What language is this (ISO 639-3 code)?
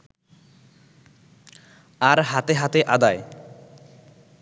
ben